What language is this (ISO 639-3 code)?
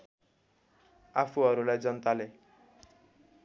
nep